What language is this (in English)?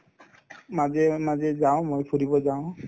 Assamese